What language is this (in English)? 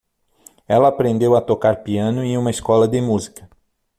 Portuguese